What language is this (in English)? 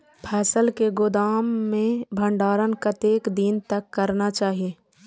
Maithili